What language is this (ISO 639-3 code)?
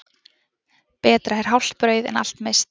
isl